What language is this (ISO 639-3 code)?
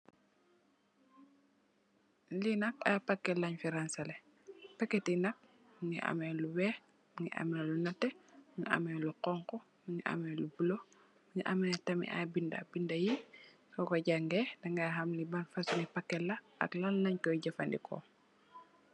wol